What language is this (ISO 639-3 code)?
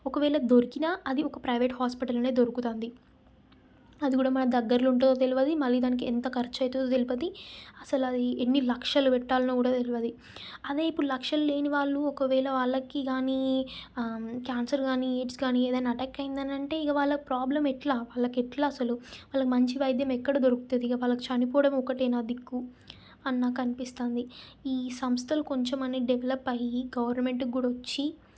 tel